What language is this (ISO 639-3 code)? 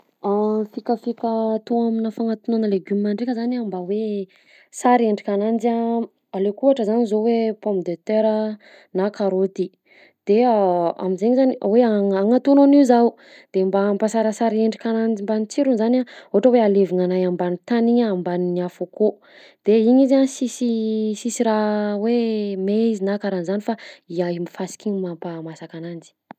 bzc